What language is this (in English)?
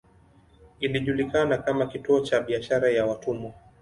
Swahili